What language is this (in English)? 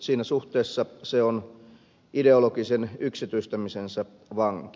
Finnish